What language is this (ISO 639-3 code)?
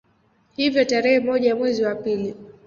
swa